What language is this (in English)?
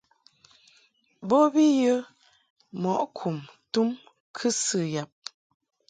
Mungaka